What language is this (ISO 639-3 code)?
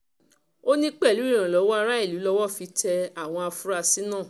yor